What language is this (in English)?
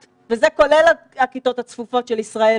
Hebrew